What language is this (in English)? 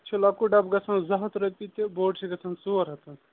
Kashmiri